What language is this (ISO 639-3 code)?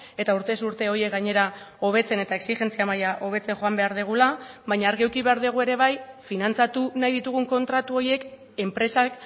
eus